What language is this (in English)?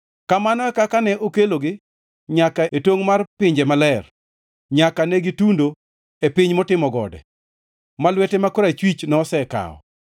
Luo (Kenya and Tanzania)